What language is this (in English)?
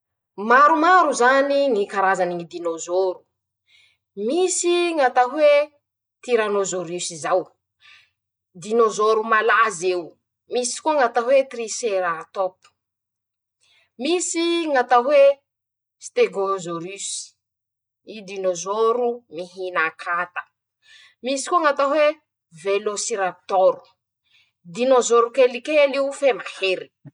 Masikoro Malagasy